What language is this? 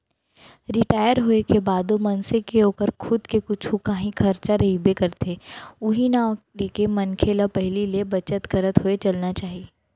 Chhattisgarhi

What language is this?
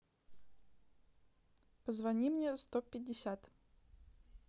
Russian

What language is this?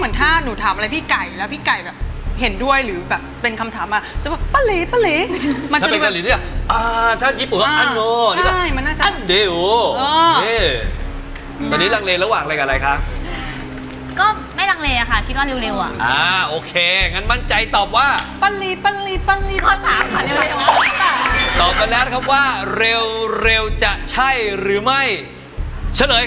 Thai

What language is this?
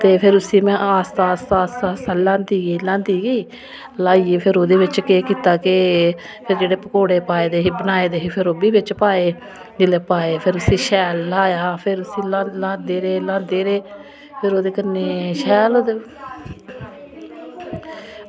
Dogri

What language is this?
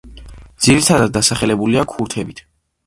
Georgian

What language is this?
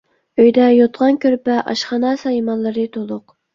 Uyghur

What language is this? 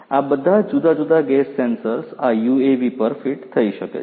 Gujarati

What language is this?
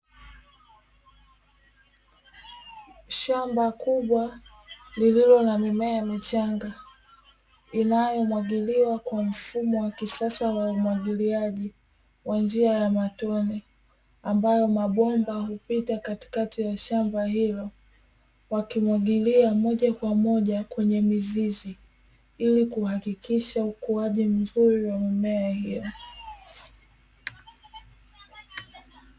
Swahili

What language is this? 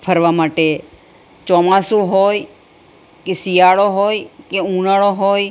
Gujarati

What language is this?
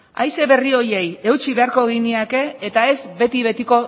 Basque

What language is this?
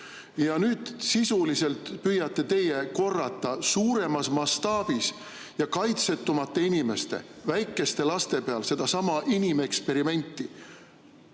Estonian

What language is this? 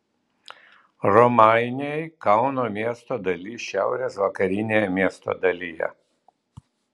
Lithuanian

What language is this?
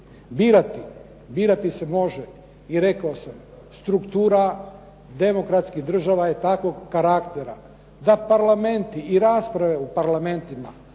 Croatian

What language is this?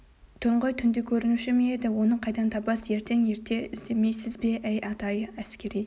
Kazakh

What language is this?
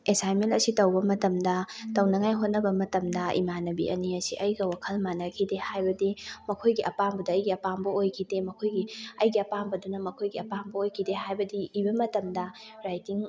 Manipuri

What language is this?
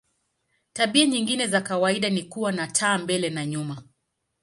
Swahili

